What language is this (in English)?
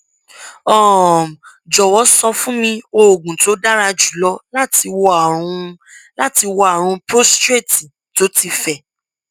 Yoruba